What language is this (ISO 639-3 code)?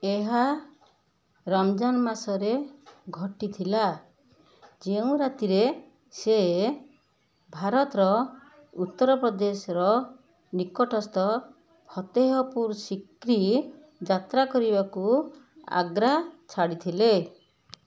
ori